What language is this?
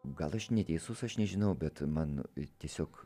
Lithuanian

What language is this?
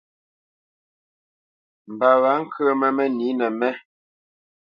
Bamenyam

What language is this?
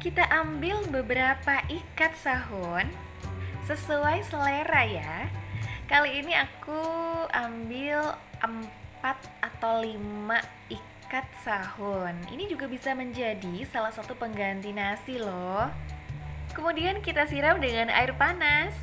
Indonesian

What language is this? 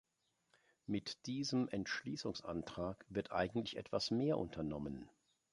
German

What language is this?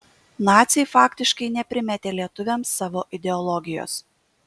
Lithuanian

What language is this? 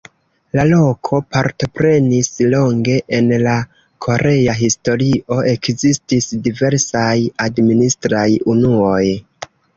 Esperanto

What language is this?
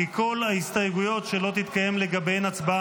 Hebrew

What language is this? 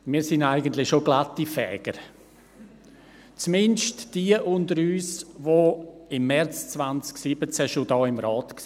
Swiss German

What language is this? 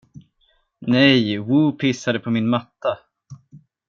Swedish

